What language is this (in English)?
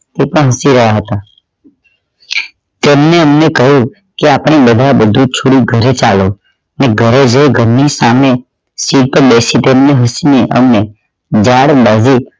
Gujarati